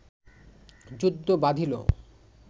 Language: Bangla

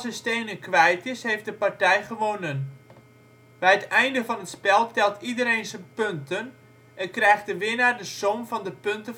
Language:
Dutch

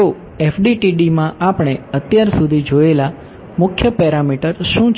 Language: Gujarati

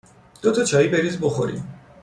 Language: Persian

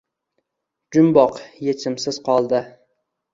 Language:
Uzbek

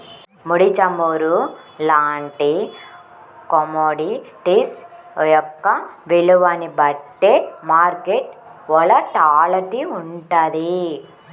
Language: Telugu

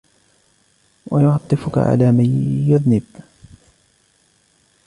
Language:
Arabic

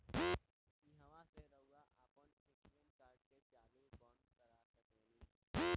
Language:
Bhojpuri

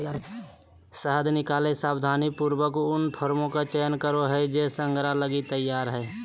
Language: Magahi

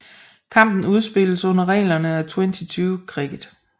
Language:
Danish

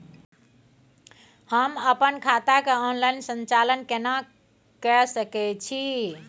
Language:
Maithili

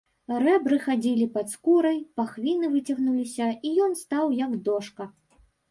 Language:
Belarusian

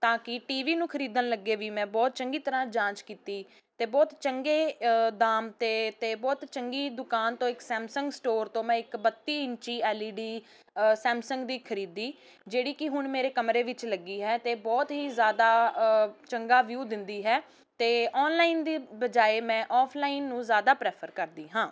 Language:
Punjabi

